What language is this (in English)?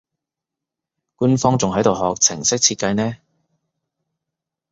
Cantonese